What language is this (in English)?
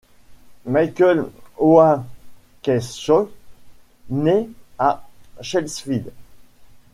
French